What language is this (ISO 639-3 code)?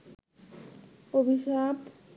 ben